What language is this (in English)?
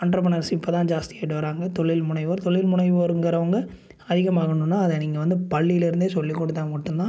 Tamil